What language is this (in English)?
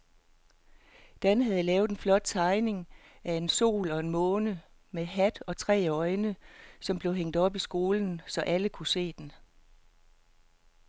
Danish